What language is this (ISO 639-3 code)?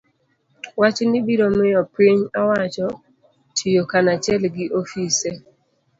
luo